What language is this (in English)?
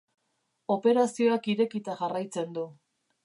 Basque